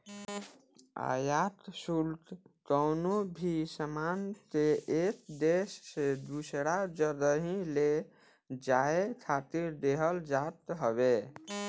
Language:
Bhojpuri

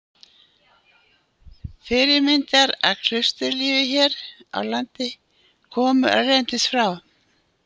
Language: Icelandic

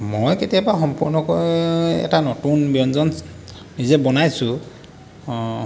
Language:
Assamese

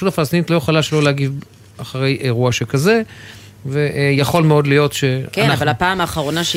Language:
Hebrew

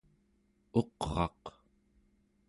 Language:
Central Yupik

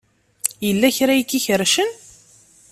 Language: Kabyle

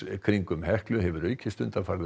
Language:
Icelandic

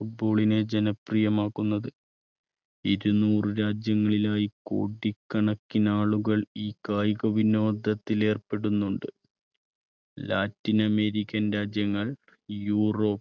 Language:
Malayalam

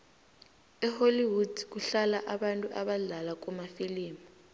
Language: South Ndebele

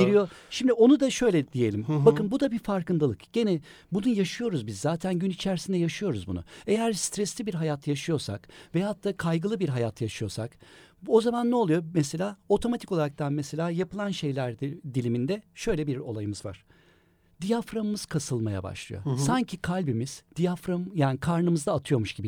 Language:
Turkish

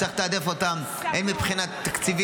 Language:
Hebrew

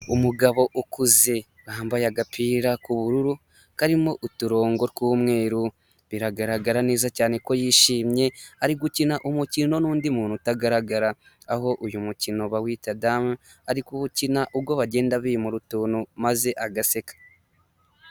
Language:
Kinyarwanda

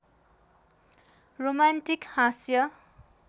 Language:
Nepali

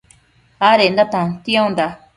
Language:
Matsés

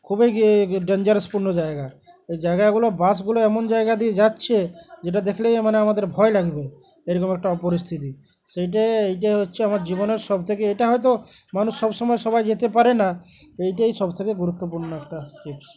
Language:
Bangla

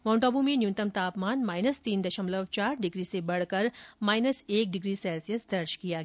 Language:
Hindi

